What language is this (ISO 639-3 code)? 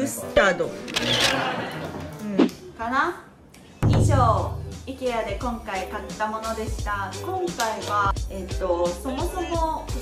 jpn